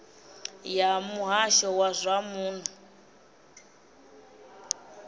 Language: Venda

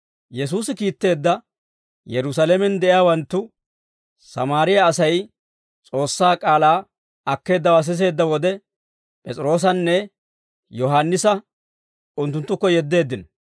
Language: Dawro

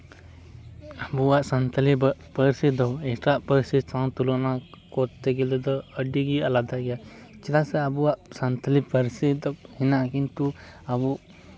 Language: Santali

